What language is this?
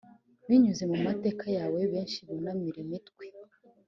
Kinyarwanda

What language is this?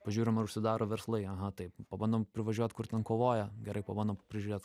Lithuanian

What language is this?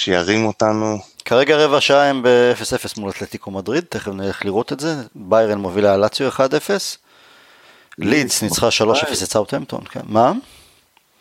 Hebrew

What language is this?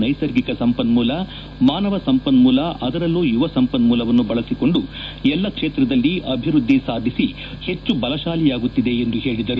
Kannada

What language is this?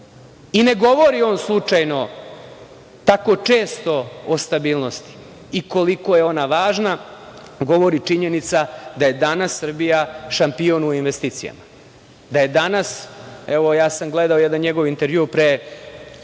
Serbian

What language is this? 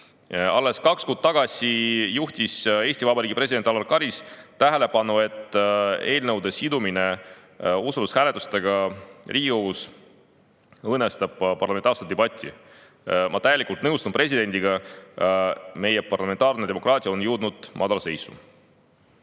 Estonian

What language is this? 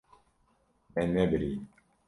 Kurdish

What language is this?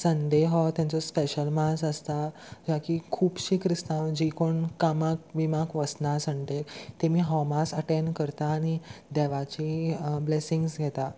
Konkani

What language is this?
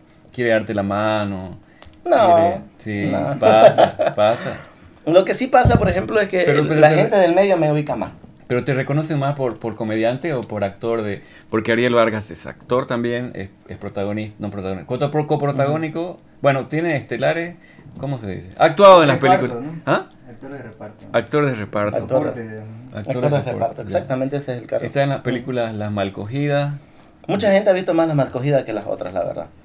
Spanish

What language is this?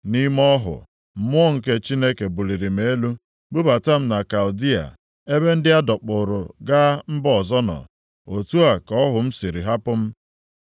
Igbo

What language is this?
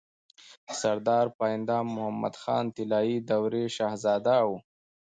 Pashto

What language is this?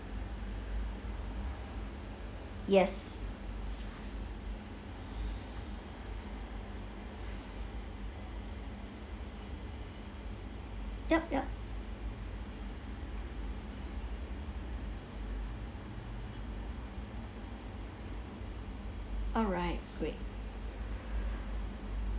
English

